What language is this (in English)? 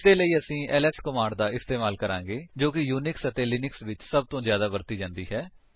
Punjabi